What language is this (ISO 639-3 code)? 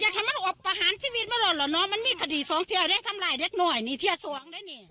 tha